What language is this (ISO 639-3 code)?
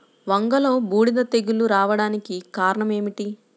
tel